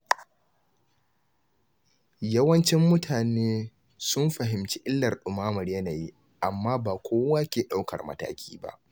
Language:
Hausa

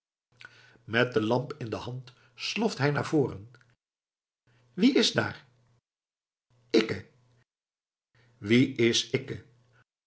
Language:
Dutch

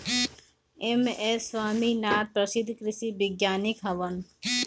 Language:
Bhojpuri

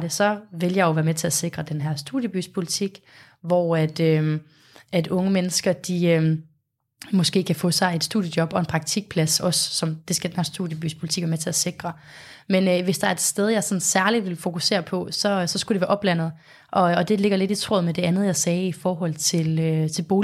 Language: Danish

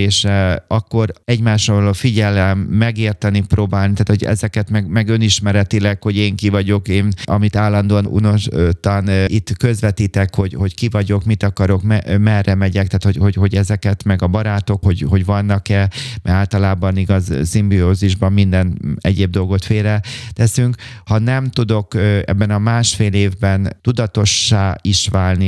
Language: Hungarian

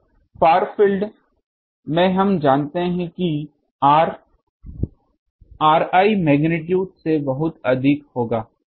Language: Hindi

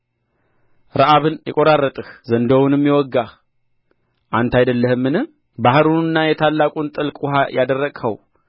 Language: Amharic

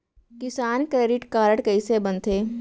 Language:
Chhattisgarhi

